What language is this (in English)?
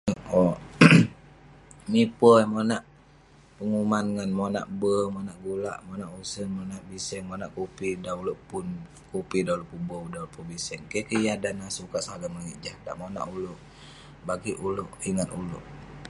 Western Penan